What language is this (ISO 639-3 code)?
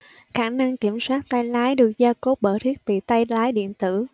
vie